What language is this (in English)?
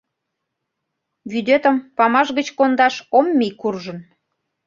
Mari